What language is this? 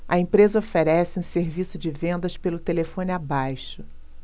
Portuguese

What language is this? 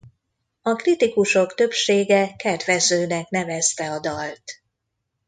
Hungarian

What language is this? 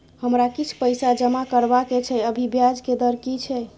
Maithili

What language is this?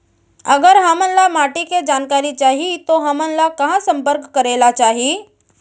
Chhattisgarhi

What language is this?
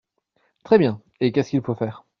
French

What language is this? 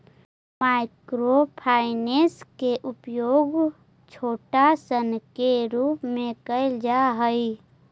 Magahi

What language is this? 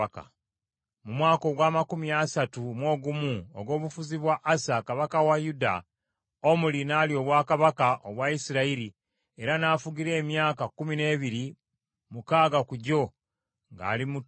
Ganda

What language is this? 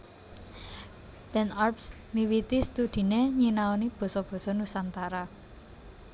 Javanese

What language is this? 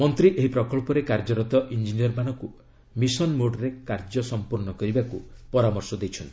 Odia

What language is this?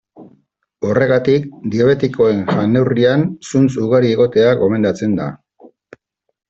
Basque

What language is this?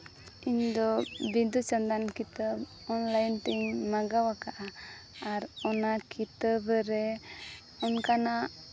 Santali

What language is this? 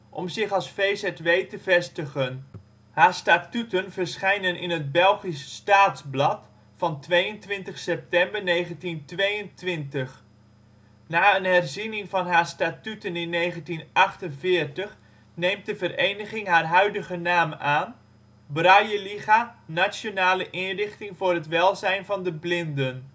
Dutch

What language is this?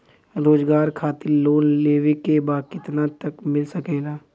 Bhojpuri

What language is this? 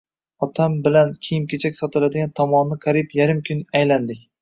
Uzbek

